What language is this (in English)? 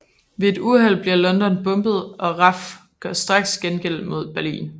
Danish